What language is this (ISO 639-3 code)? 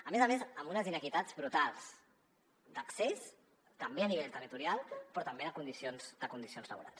cat